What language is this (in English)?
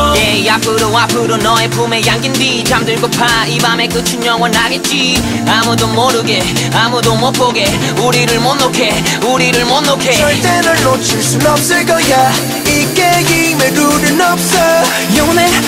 Korean